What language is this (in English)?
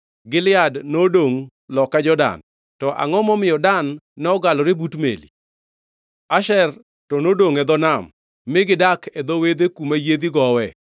Luo (Kenya and Tanzania)